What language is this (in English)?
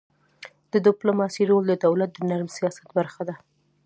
Pashto